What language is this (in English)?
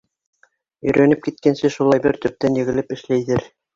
Bashkir